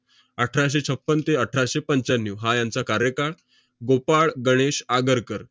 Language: Marathi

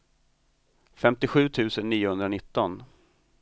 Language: Swedish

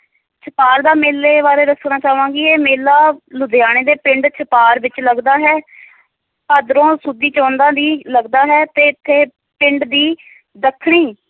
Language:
Punjabi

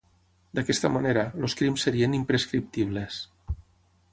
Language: Catalan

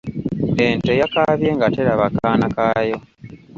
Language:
Ganda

